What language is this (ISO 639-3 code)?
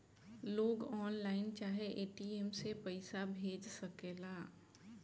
bho